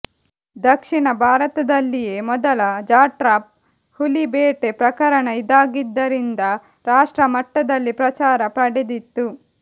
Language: Kannada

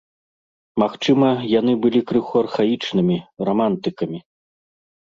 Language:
Belarusian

